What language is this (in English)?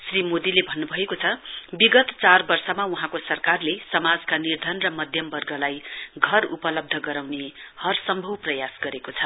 Nepali